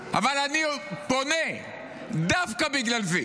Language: Hebrew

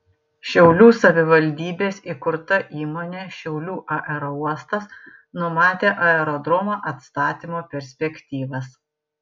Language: Lithuanian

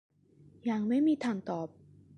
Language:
Thai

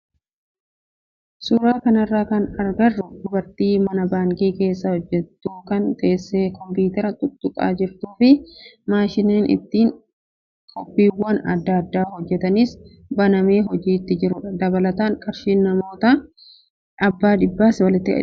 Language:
Oromo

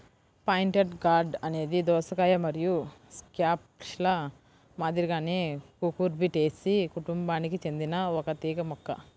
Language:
Telugu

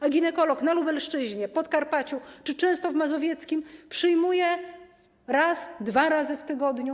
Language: Polish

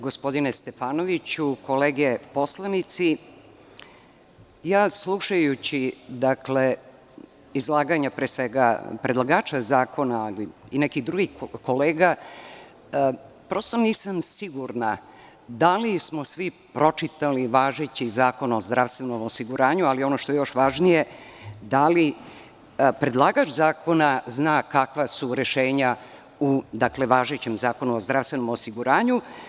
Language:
Serbian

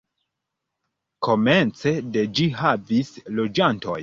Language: Esperanto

